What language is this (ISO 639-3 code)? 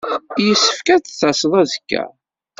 kab